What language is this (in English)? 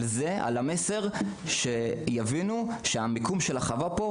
Hebrew